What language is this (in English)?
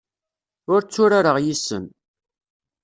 Kabyle